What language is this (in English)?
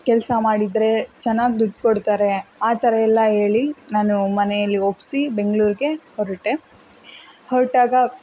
Kannada